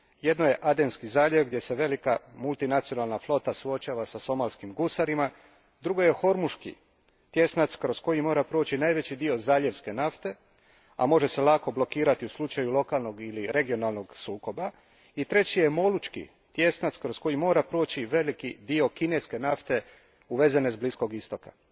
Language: Croatian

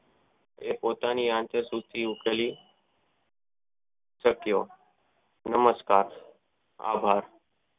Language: Gujarati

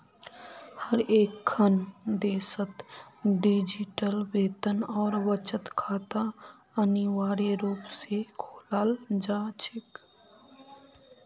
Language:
Magahi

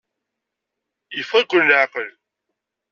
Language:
Kabyle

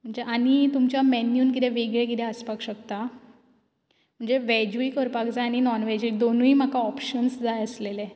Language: Konkani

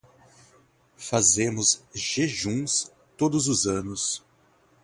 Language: Portuguese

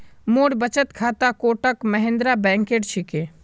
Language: Magahi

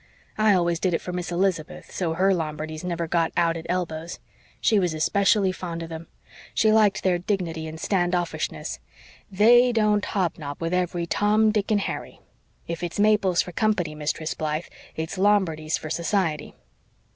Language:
English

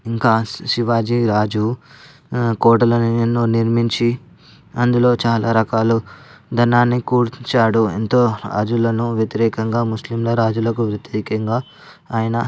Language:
Telugu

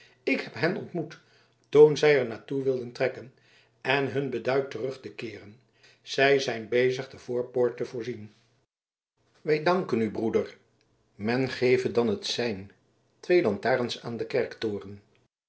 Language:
Dutch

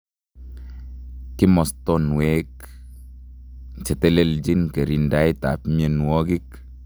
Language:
Kalenjin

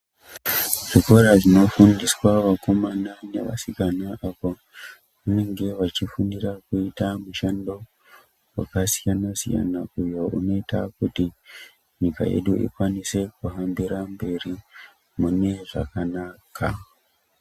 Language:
Ndau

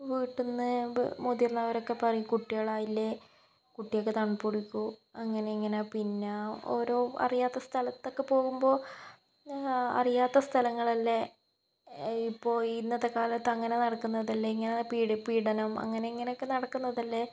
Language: Malayalam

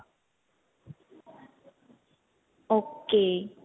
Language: Punjabi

